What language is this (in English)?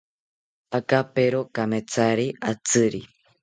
South Ucayali Ashéninka